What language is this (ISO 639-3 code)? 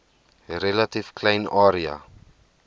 afr